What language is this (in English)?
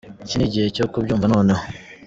Kinyarwanda